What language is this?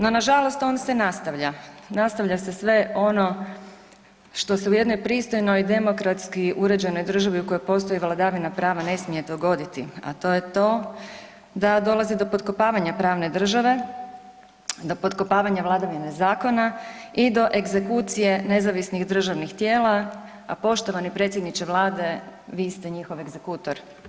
Croatian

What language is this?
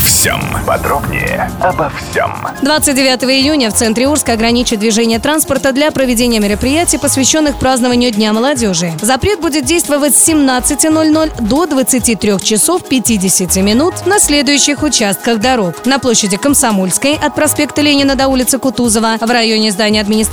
Russian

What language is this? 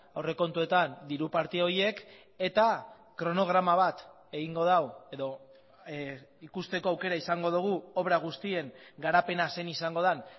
Basque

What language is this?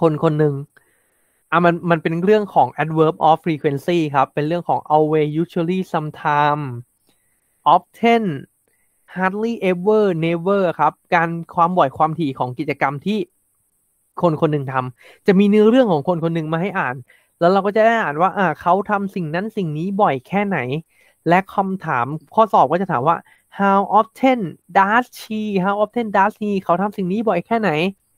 Thai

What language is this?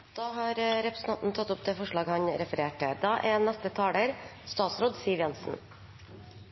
Norwegian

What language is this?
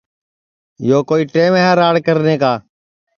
Sansi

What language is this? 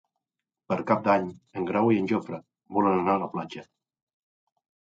Catalan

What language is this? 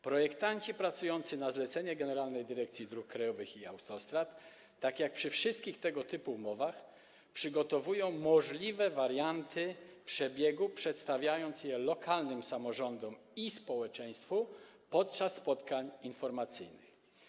Polish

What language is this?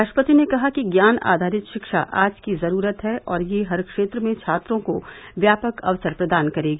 Hindi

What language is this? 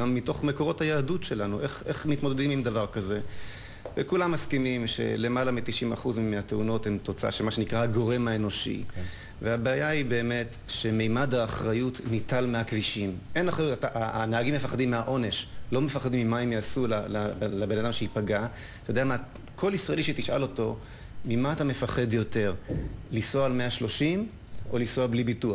Hebrew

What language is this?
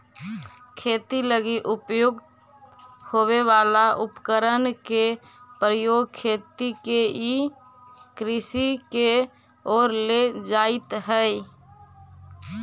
Magahi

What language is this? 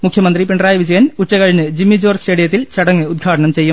Malayalam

